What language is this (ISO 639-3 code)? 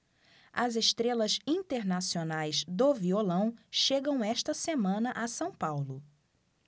por